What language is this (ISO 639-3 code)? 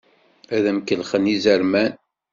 kab